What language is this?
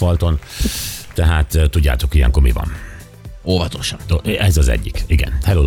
Hungarian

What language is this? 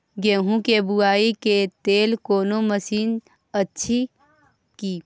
Maithili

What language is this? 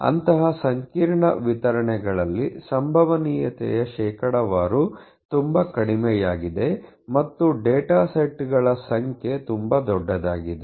Kannada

